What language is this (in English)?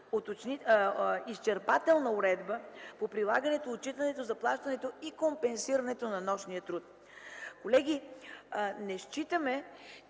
Bulgarian